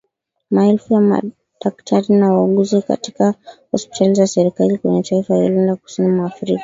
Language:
Swahili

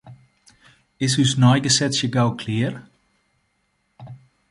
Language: Western Frisian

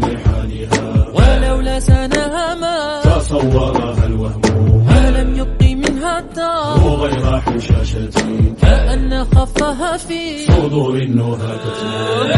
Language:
Arabic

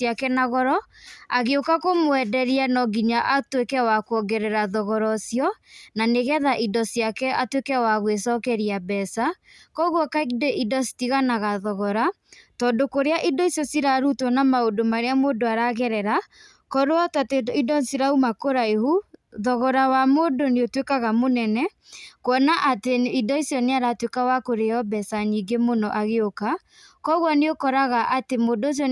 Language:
Kikuyu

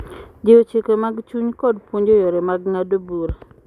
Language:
Luo (Kenya and Tanzania)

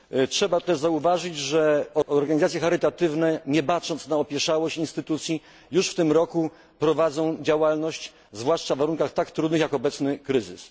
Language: Polish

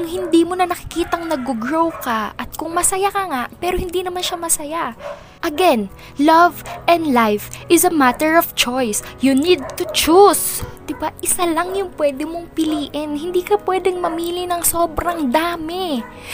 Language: Filipino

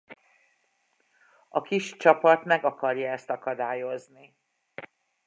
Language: Hungarian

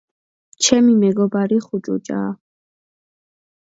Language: Georgian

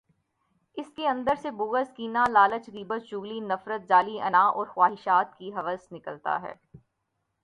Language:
Urdu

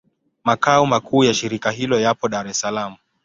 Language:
Swahili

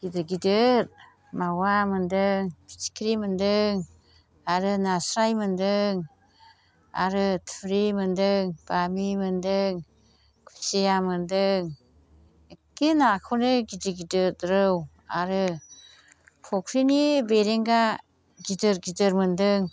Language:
Bodo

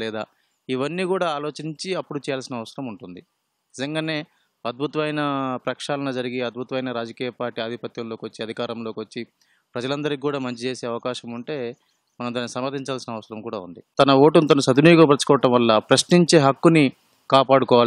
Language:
Telugu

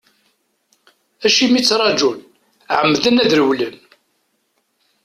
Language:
Kabyle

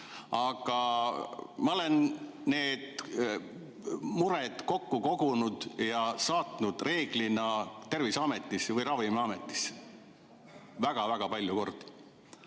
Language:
Estonian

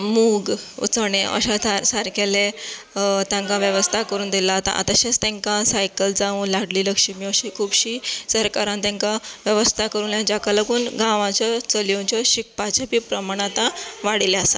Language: Konkani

